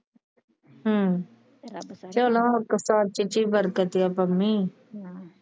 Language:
Punjabi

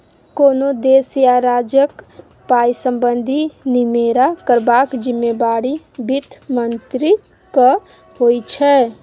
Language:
Maithili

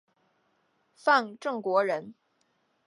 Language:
Chinese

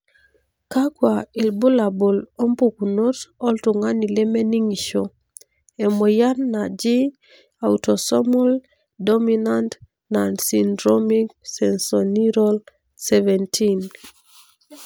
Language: Masai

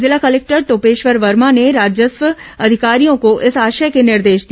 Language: Hindi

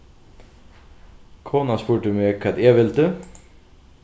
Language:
Faroese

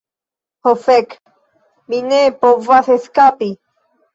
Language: Esperanto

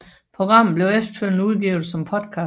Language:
Danish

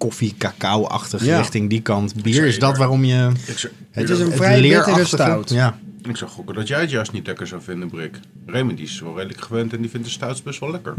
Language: Dutch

